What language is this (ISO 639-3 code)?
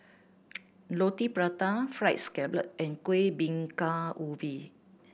eng